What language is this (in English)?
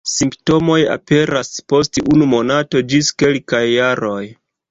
Esperanto